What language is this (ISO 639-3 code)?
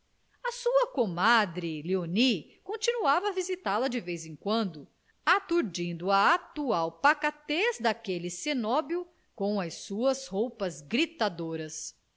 por